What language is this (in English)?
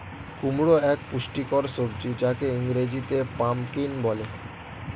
Bangla